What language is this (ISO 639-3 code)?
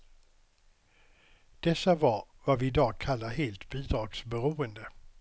swe